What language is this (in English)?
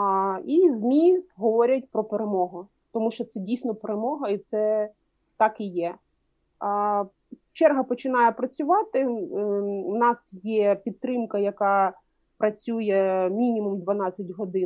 Ukrainian